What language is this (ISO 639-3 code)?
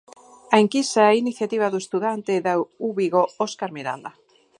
glg